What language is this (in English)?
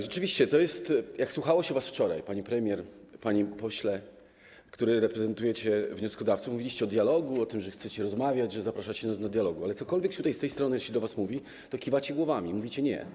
Polish